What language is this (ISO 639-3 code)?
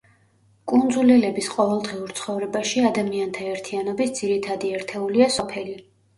kat